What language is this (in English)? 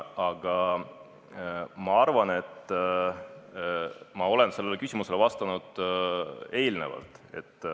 Estonian